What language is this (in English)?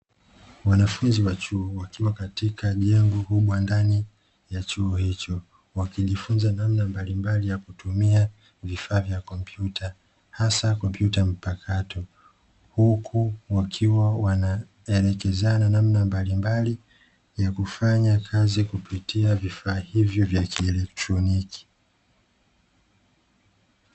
Swahili